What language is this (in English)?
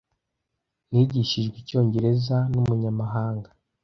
Kinyarwanda